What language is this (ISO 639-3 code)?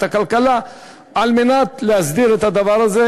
heb